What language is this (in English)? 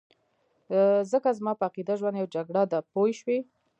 Pashto